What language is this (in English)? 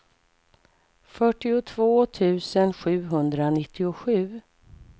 Swedish